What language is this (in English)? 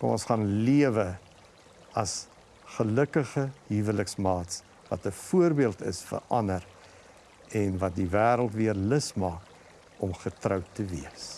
Dutch